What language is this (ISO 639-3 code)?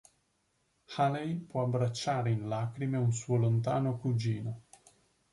ita